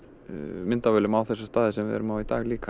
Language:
Icelandic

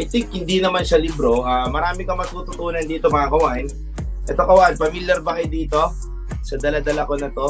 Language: Filipino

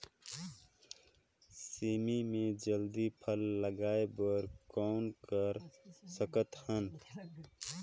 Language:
Chhattisgarhi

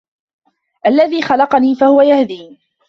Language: Arabic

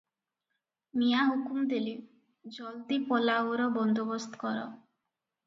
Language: Odia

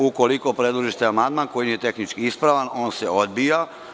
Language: Serbian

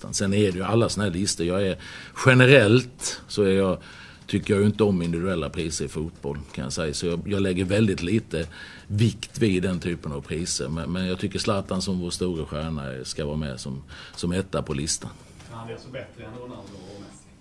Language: Swedish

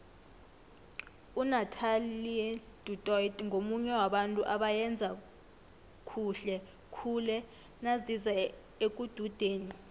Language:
South Ndebele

